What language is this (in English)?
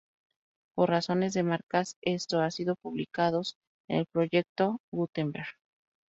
Spanish